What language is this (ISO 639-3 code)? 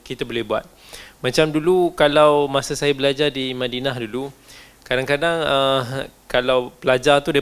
msa